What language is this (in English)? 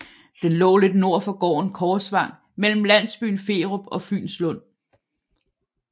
Danish